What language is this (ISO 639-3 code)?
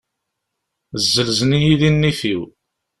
kab